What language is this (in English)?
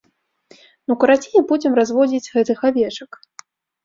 Belarusian